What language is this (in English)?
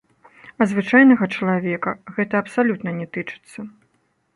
Belarusian